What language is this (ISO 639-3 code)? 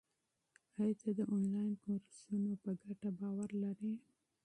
pus